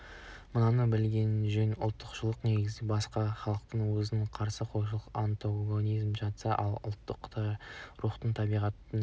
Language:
Kazakh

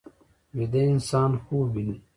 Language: Pashto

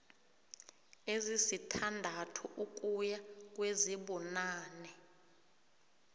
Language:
South Ndebele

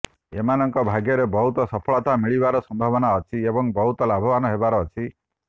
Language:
Odia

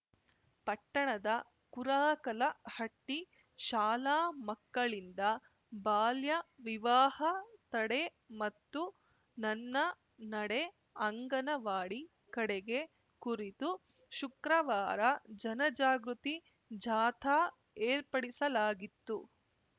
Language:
Kannada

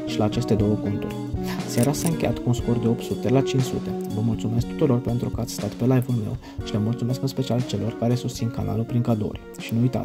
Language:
Romanian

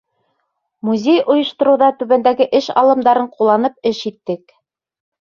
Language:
Bashkir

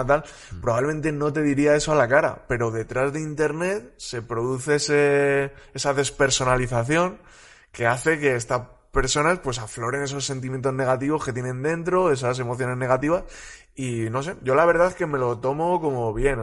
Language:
Spanish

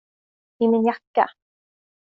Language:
Swedish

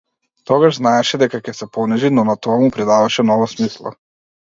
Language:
Macedonian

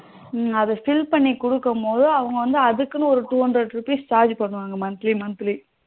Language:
Tamil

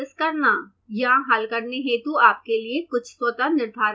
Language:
Hindi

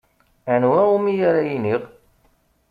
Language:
Kabyle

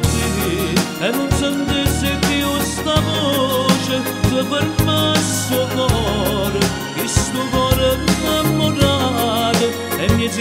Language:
Romanian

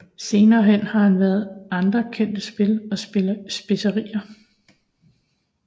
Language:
Danish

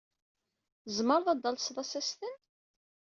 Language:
Kabyle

